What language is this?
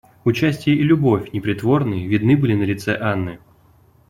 Russian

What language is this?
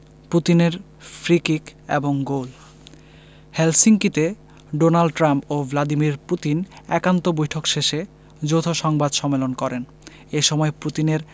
Bangla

